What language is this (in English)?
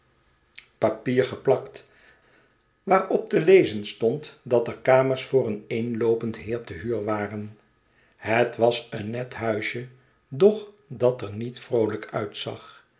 Dutch